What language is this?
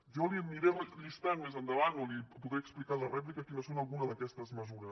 Catalan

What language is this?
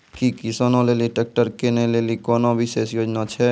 Maithili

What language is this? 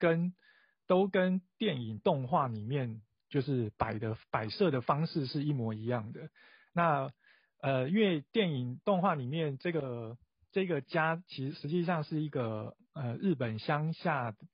Chinese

